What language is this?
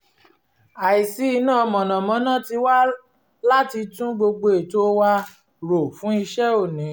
Yoruba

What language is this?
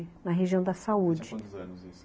Portuguese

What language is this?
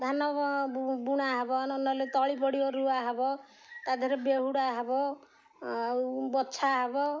Odia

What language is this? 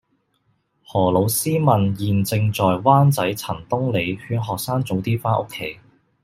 Cantonese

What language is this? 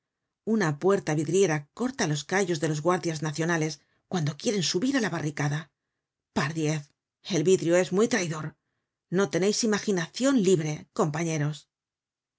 Spanish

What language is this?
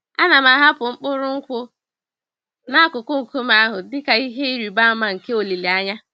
Igbo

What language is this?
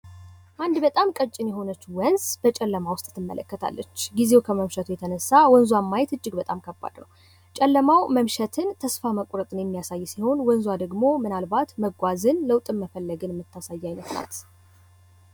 Amharic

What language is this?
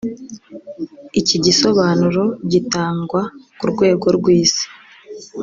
Kinyarwanda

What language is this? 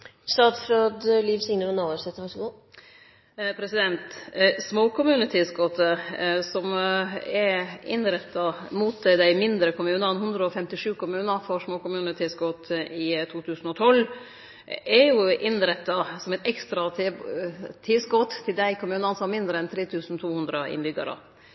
Norwegian Nynorsk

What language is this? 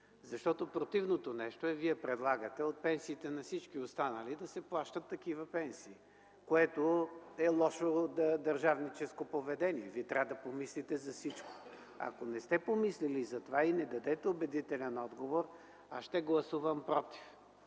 Bulgarian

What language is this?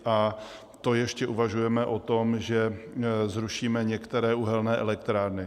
Czech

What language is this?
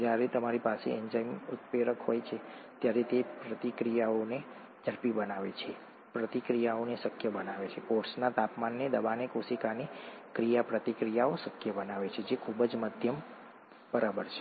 Gujarati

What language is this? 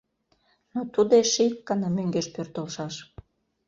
Mari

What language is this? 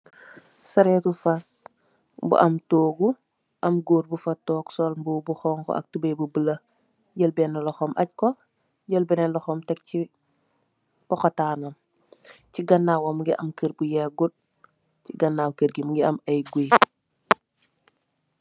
Wolof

